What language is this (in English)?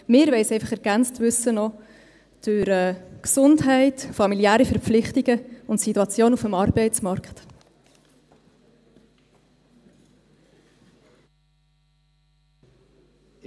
Swiss German